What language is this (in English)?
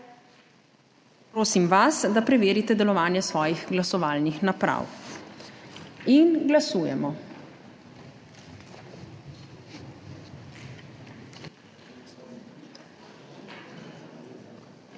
Slovenian